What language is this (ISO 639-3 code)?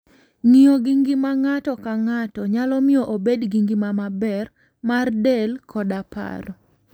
luo